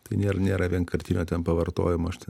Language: Lithuanian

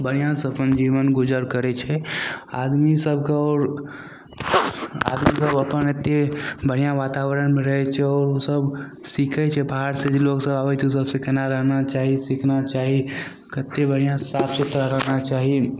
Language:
Maithili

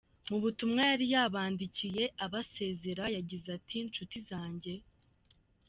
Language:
Kinyarwanda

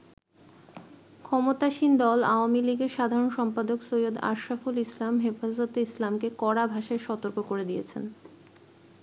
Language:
Bangla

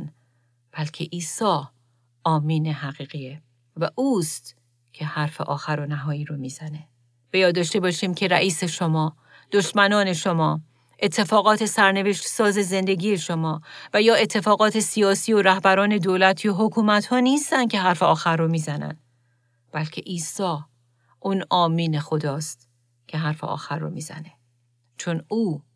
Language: Persian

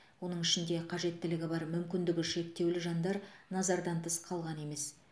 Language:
Kazakh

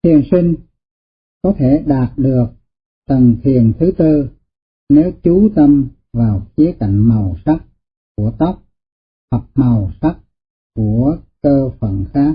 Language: Vietnamese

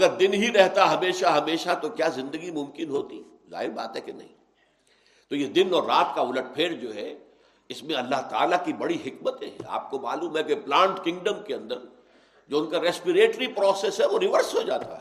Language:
Urdu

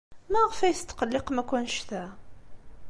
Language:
Kabyle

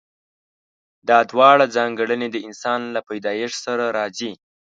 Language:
Pashto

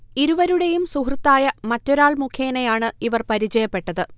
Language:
Malayalam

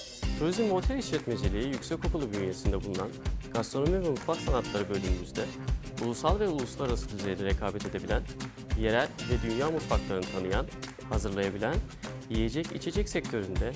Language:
Turkish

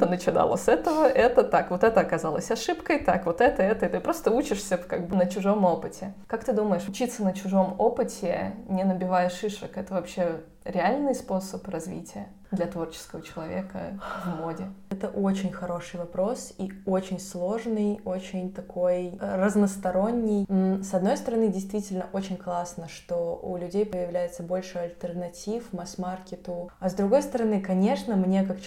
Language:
Russian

